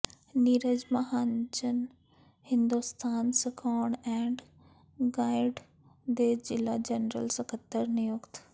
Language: Punjabi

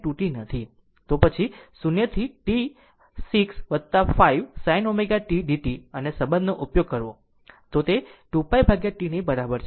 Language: Gujarati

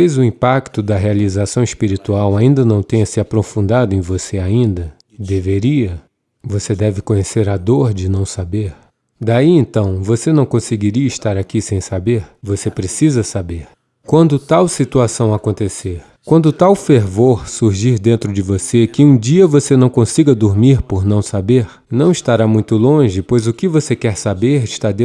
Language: Portuguese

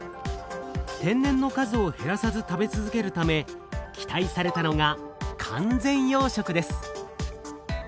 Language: Japanese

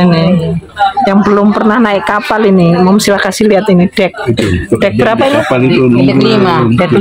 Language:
Indonesian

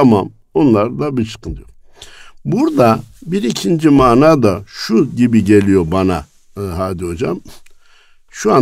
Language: Turkish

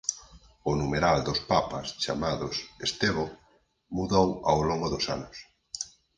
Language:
Galician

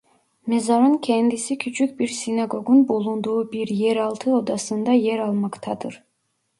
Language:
Turkish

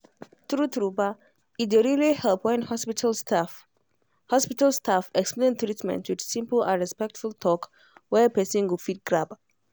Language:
Nigerian Pidgin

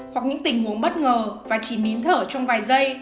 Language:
Vietnamese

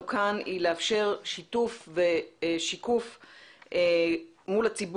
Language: Hebrew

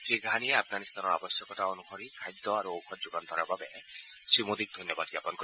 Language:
Assamese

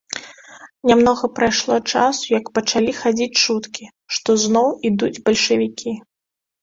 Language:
Belarusian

